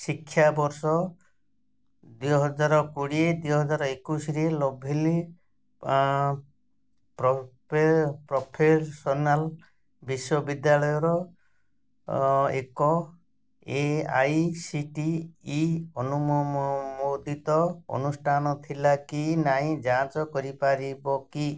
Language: Odia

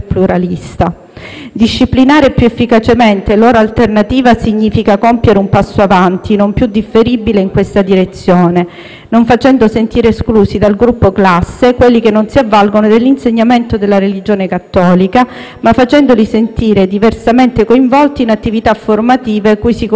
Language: Italian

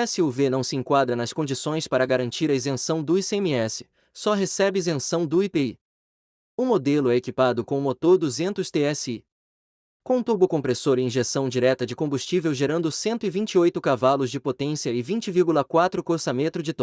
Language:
Portuguese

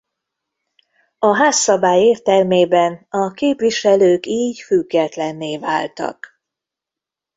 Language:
Hungarian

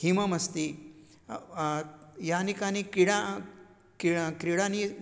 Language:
Sanskrit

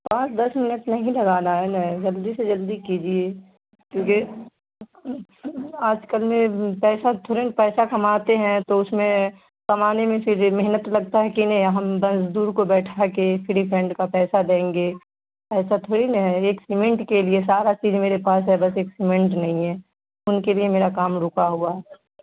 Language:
Urdu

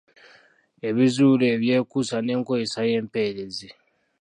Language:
Ganda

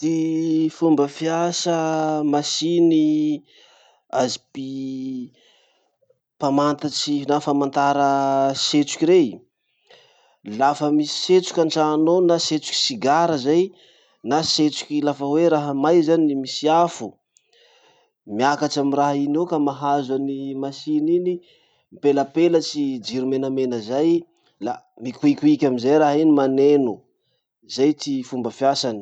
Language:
Masikoro Malagasy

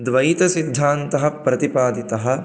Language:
Sanskrit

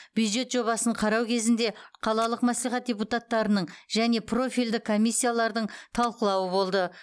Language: Kazakh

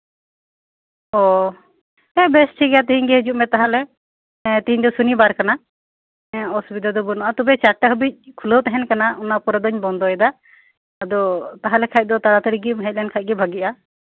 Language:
Santali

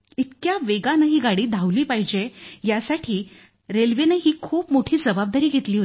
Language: Marathi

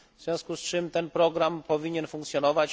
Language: Polish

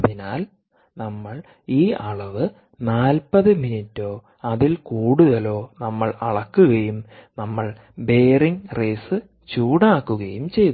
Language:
Malayalam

